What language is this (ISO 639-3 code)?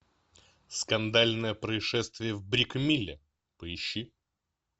rus